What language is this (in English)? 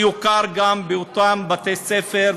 Hebrew